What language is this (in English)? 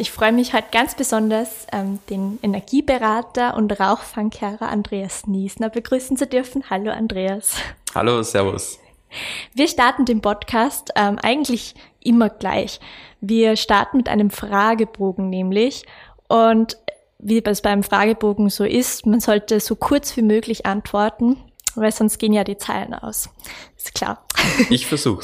German